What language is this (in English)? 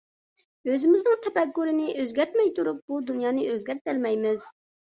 Uyghur